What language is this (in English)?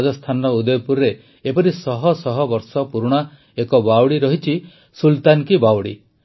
Odia